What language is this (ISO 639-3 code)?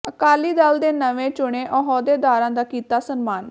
pan